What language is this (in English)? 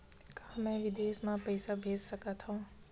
Chhattisgarhi